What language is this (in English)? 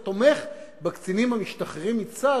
Hebrew